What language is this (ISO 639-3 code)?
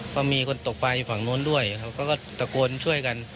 tha